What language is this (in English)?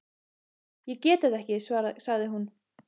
Icelandic